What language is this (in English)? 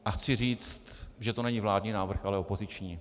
Czech